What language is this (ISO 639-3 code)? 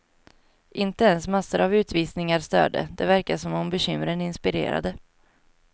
swe